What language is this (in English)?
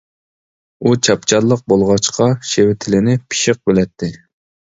Uyghur